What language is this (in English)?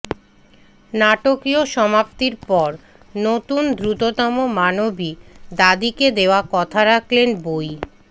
Bangla